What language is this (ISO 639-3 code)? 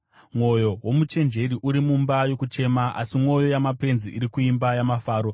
sna